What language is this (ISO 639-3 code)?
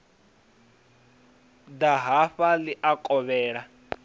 ven